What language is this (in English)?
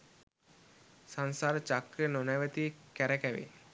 Sinhala